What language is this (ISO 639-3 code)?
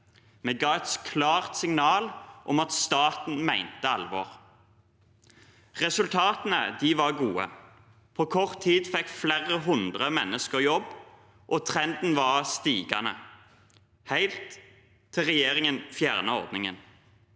nor